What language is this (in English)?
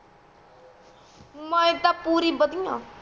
Punjabi